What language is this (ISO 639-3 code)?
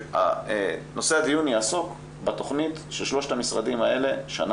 heb